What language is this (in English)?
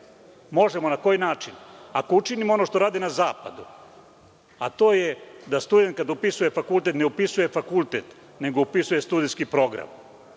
Serbian